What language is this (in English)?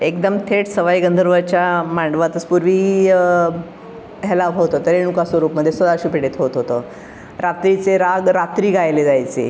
Marathi